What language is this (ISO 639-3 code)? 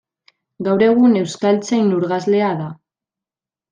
eus